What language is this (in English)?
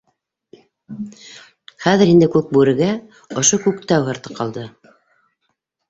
Bashkir